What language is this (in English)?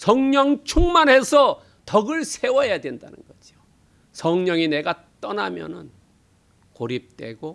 Korean